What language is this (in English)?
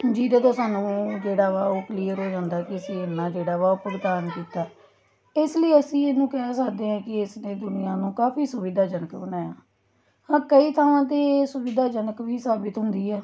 Punjabi